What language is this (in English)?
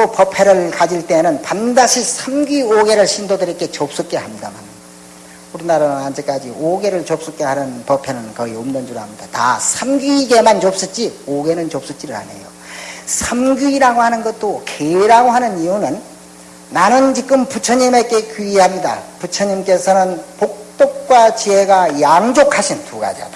Korean